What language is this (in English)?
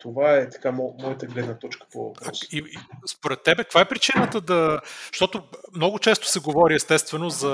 Bulgarian